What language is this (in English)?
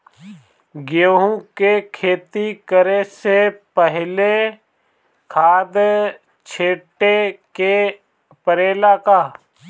Bhojpuri